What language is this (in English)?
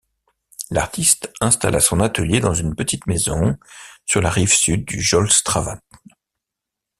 French